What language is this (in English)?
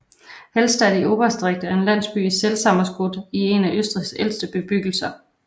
Danish